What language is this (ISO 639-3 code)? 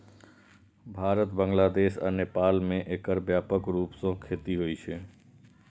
mai